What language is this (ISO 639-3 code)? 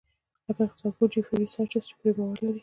pus